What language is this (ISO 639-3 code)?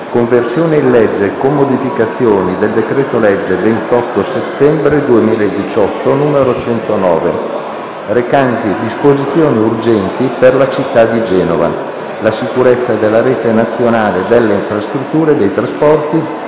ita